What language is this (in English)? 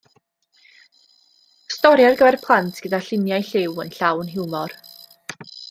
Welsh